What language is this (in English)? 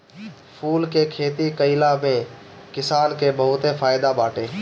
Bhojpuri